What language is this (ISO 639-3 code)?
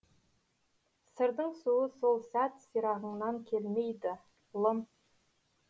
kaz